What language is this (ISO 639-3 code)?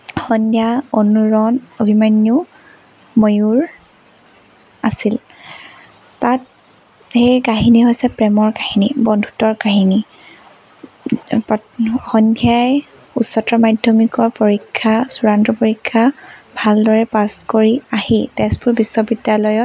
asm